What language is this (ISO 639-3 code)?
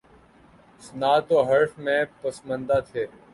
urd